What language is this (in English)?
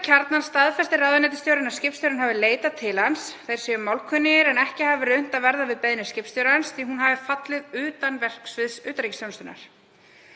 Icelandic